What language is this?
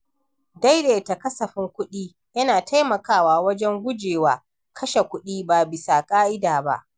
Hausa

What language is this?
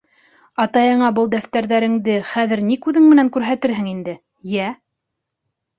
Bashkir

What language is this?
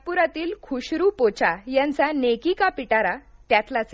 Marathi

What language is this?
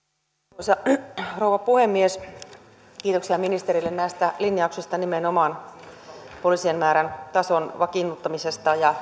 Finnish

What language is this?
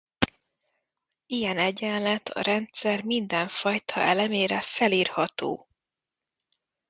Hungarian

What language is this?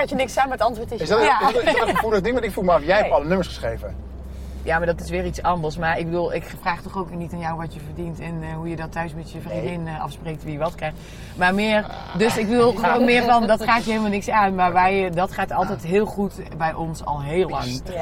Dutch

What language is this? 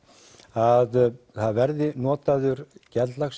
Icelandic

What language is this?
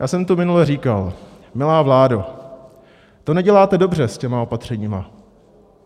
Czech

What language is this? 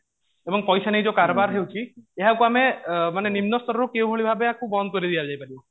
Odia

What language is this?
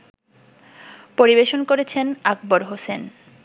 Bangla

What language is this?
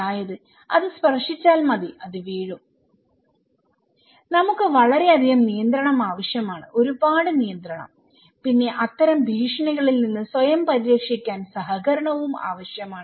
Malayalam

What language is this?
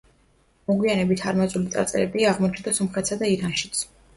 Georgian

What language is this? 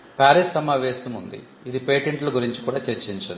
Telugu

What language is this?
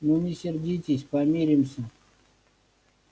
Russian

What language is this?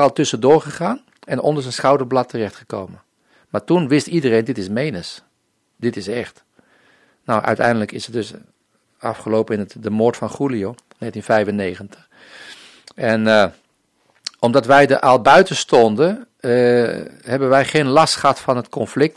Dutch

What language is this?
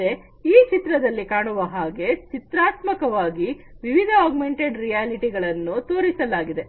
Kannada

